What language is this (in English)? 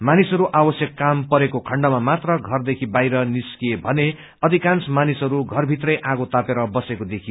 Nepali